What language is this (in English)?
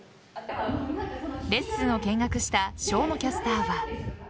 Japanese